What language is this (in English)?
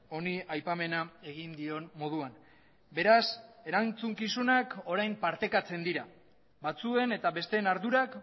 Basque